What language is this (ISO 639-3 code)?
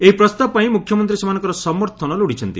ori